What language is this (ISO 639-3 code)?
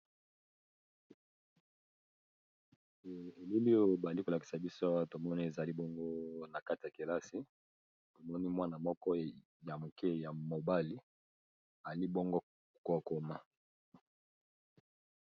lin